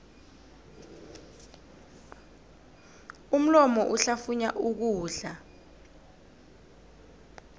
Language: South Ndebele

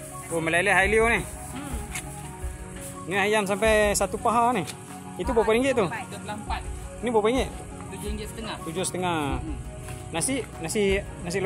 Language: Malay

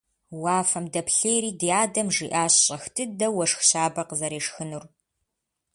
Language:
Kabardian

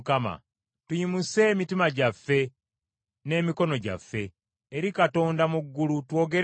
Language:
Ganda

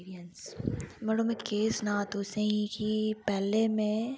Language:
Dogri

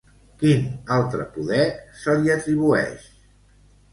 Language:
Catalan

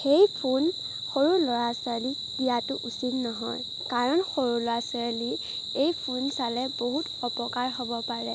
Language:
Assamese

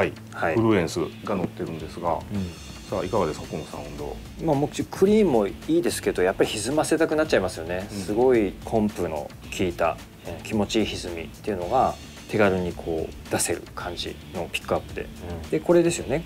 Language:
Japanese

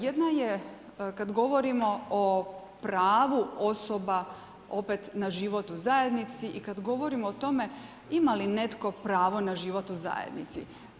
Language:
Croatian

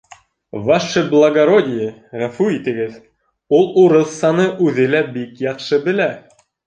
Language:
Bashkir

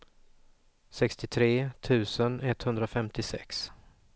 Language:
Swedish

